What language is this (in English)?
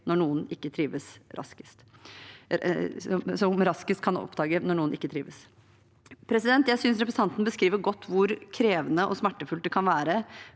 Norwegian